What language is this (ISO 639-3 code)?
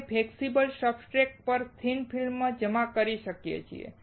guj